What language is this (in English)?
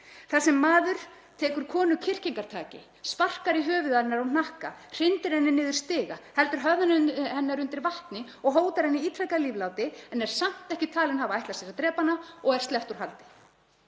Icelandic